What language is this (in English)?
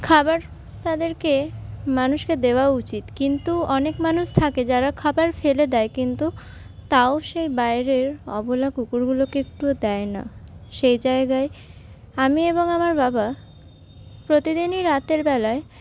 Bangla